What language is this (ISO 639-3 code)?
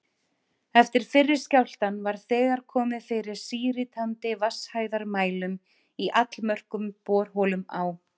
isl